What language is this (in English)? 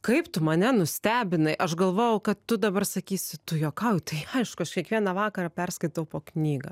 Lithuanian